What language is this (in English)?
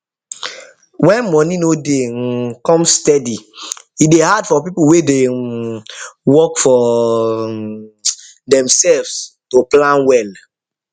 Nigerian Pidgin